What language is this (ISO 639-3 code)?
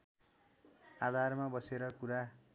nep